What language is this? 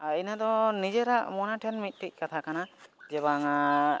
Santali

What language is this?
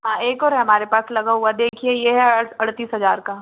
Hindi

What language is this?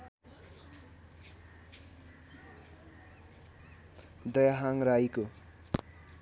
Nepali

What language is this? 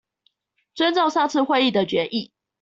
Chinese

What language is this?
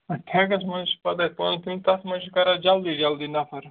Kashmiri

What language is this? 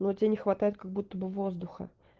Russian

